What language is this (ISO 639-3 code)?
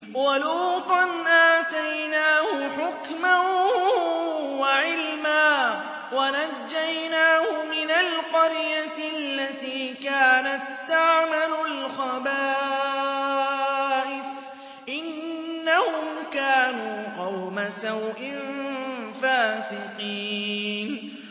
ara